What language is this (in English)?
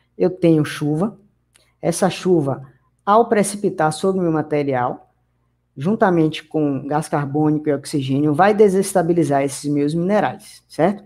Portuguese